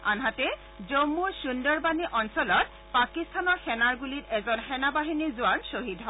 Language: Assamese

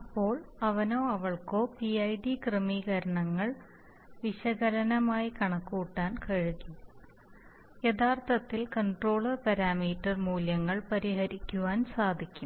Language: Malayalam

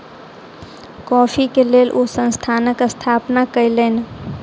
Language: Maithili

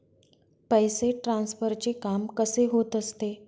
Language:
Marathi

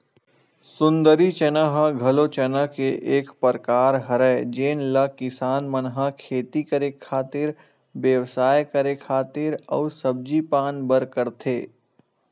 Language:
Chhattisgarhi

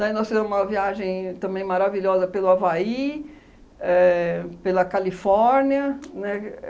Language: Portuguese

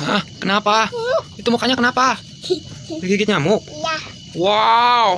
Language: Indonesian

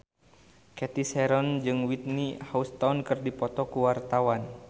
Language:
Sundanese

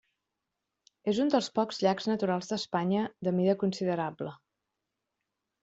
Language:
Catalan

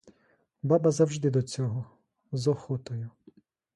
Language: Ukrainian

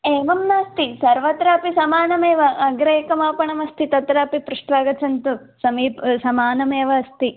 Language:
Sanskrit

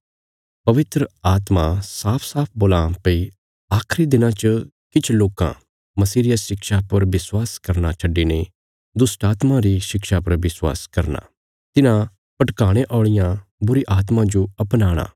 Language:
Bilaspuri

